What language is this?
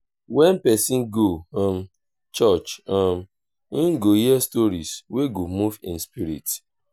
Nigerian Pidgin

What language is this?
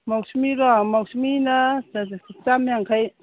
Manipuri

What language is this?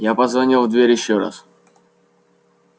Russian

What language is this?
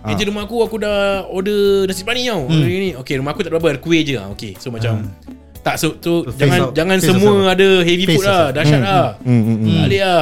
Malay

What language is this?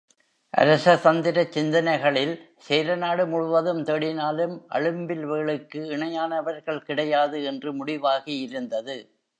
Tamil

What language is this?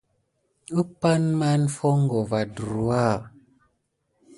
Gidar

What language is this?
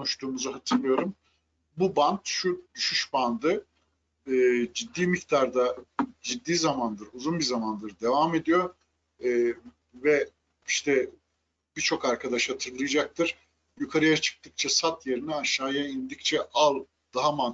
Turkish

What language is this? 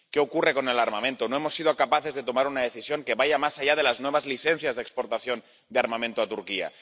Spanish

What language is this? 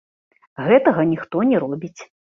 Belarusian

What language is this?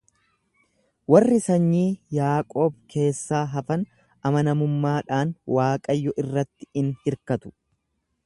Oromo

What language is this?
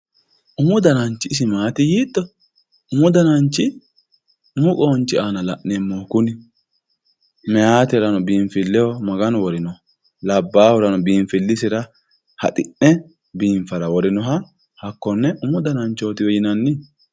Sidamo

